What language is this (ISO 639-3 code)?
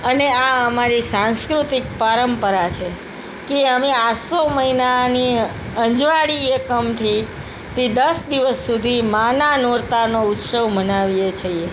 guj